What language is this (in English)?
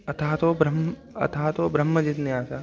Sanskrit